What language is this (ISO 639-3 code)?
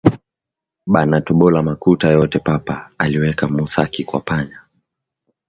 swa